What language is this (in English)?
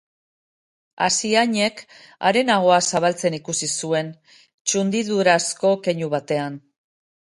Basque